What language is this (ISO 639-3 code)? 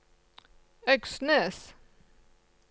nor